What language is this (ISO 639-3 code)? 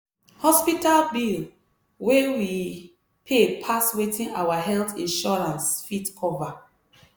pcm